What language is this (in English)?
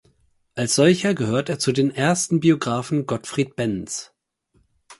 German